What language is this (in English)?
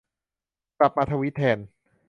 Thai